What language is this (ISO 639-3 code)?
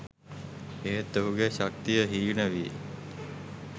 sin